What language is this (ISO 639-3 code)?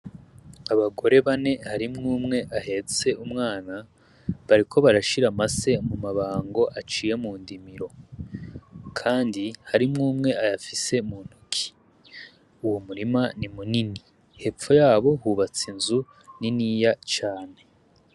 run